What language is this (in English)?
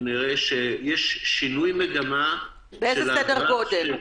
Hebrew